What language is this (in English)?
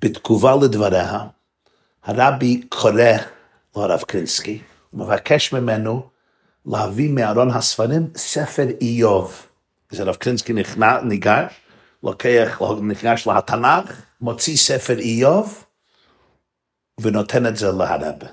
Hebrew